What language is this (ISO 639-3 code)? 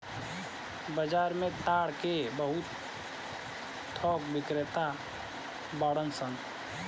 bho